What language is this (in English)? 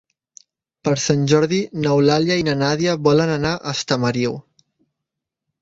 Catalan